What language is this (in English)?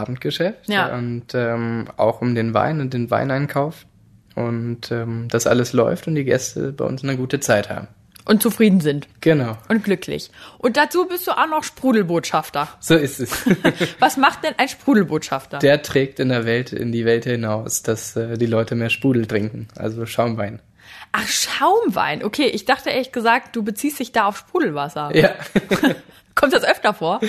German